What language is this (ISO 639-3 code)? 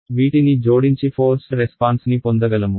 tel